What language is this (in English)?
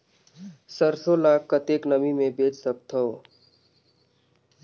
Chhattisgarhi